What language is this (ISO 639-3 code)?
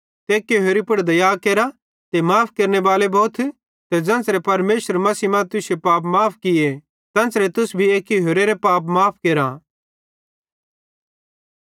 bhd